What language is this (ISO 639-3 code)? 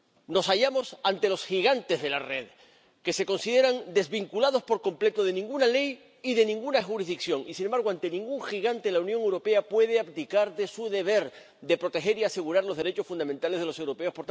spa